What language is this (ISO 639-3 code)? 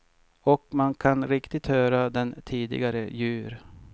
swe